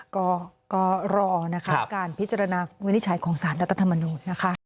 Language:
Thai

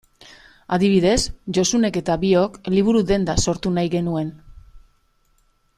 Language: Basque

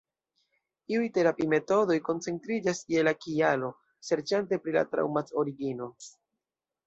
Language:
Esperanto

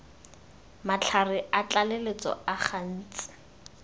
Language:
Tswana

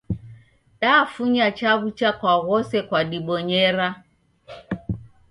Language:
Taita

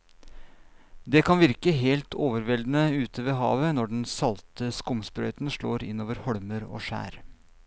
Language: Norwegian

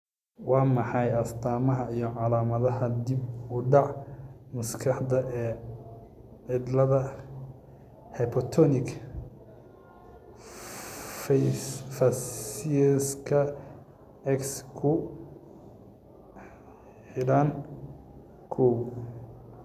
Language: Somali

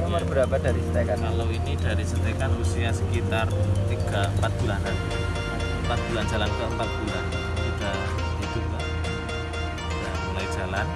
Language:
Indonesian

